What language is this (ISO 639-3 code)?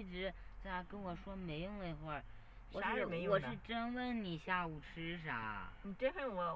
zho